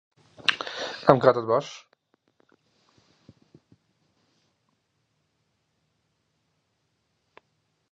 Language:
Central Kurdish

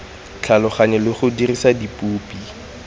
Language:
Tswana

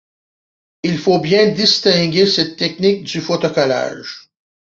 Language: French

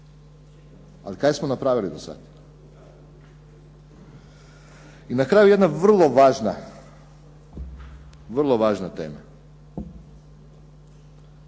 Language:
Croatian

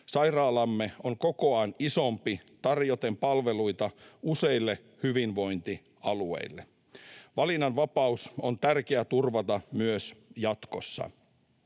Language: Finnish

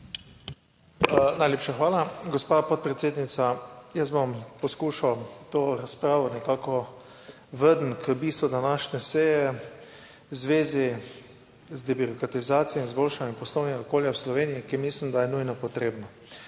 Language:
Slovenian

